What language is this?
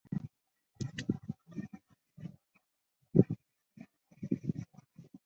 Chinese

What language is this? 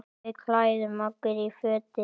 Icelandic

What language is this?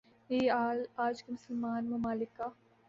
Urdu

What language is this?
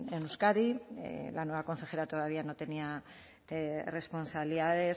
Spanish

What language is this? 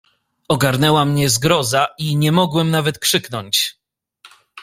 Polish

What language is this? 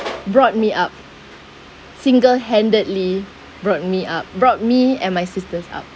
English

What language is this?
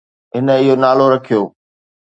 Sindhi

